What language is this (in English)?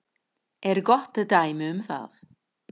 Icelandic